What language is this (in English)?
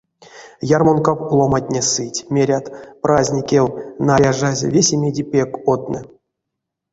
Erzya